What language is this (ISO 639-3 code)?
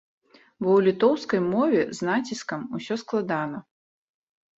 bel